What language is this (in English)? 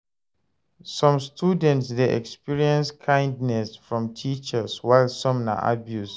Nigerian Pidgin